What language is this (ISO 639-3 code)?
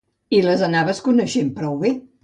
cat